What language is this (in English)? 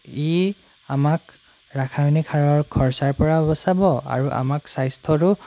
Assamese